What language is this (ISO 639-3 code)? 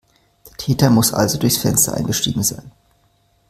deu